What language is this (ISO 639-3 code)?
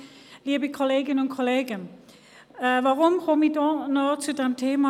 gsw